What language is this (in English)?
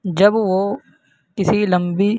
Urdu